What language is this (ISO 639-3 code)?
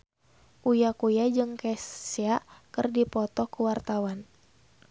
sun